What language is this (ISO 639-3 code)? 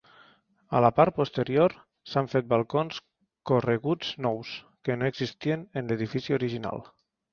cat